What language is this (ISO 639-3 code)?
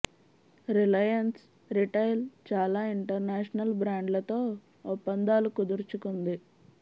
tel